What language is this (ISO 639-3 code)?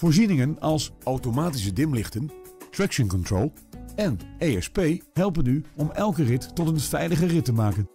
nld